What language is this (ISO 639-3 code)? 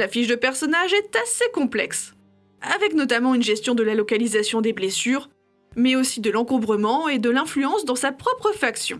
fra